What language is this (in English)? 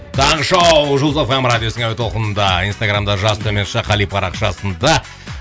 Kazakh